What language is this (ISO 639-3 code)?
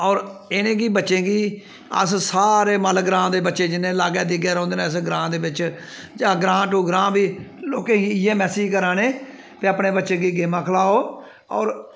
doi